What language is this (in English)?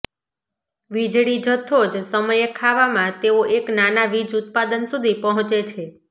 Gujarati